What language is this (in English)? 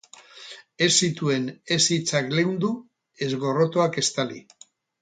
Basque